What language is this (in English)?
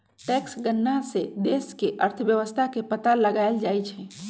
Magahi